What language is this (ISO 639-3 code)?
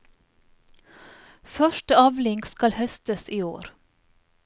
nor